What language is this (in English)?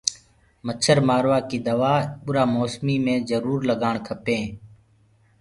Gurgula